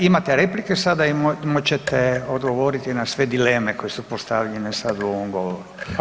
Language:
Croatian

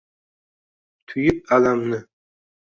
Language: Uzbek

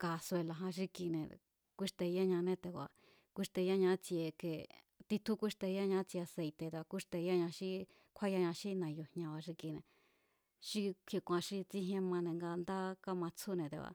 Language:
Mazatlán Mazatec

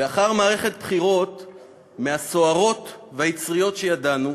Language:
Hebrew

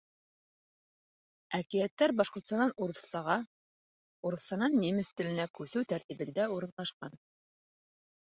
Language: Bashkir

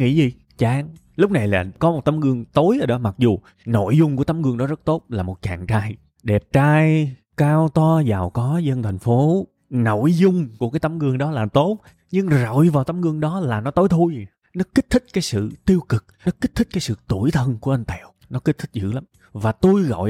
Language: Vietnamese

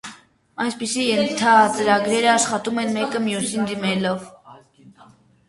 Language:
Armenian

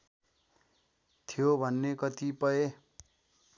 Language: Nepali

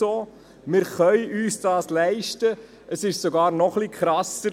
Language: Swiss German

